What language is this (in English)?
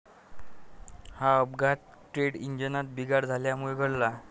Marathi